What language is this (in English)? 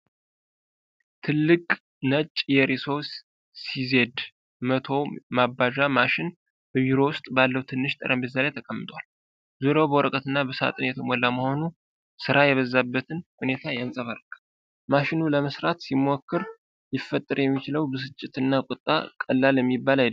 Amharic